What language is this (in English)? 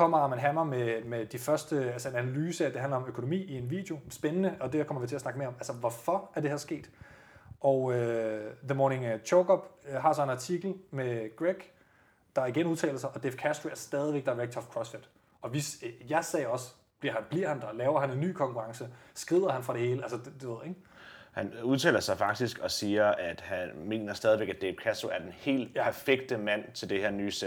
Danish